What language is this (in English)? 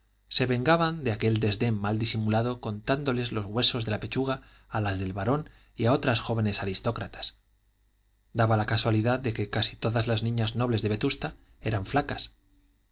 Spanish